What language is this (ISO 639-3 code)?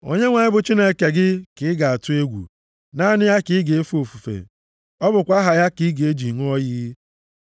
ibo